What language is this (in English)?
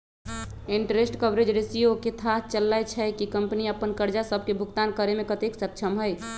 Magahi